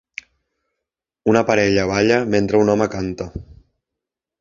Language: Catalan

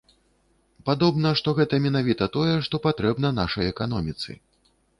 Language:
Belarusian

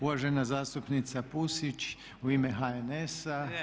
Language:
Croatian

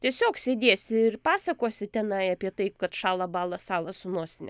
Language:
Lithuanian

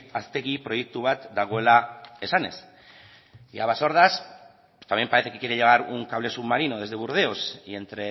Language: Spanish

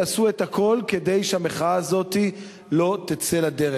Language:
Hebrew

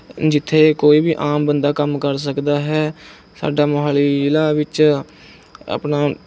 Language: Punjabi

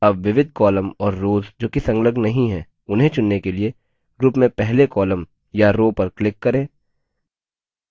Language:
Hindi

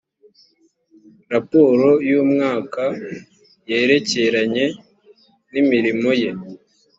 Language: Kinyarwanda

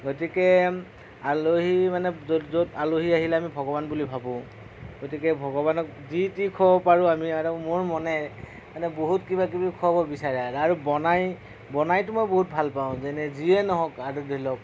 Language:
Assamese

